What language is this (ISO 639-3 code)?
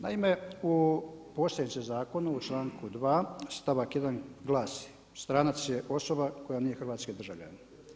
hrv